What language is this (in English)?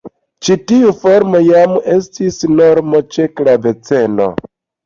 Esperanto